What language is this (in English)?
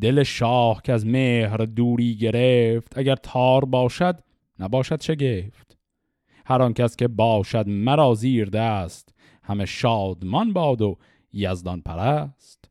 Persian